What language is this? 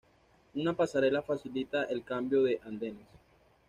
Spanish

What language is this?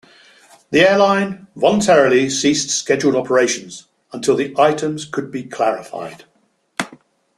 English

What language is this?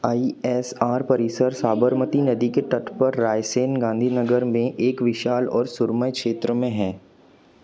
Hindi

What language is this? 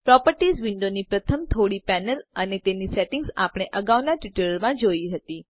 Gujarati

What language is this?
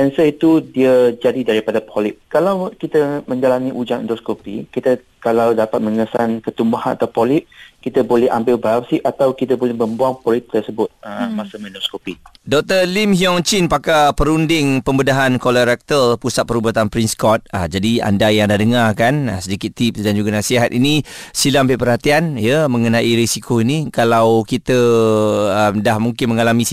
Malay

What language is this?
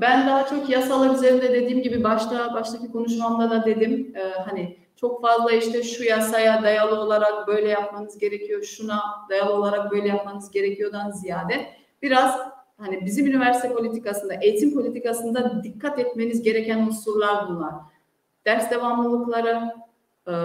Turkish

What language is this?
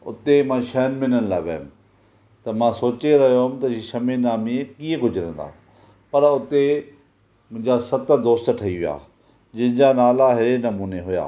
Sindhi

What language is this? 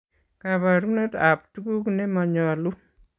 Kalenjin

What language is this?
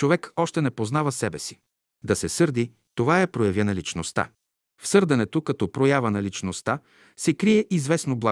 Bulgarian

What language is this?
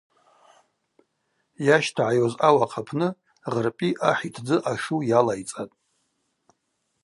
Abaza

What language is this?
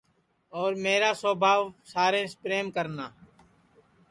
Sansi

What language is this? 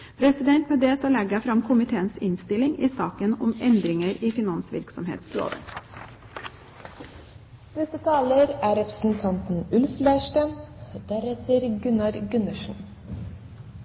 Norwegian Bokmål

